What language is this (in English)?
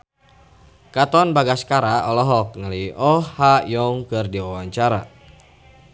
Sundanese